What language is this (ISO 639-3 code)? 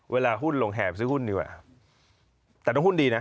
tha